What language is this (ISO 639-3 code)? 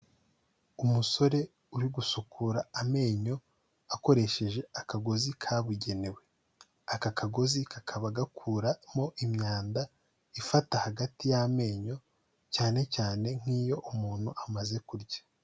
kin